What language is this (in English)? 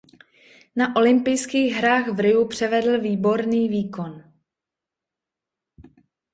Czech